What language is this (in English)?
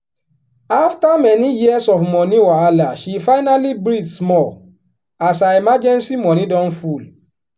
Nigerian Pidgin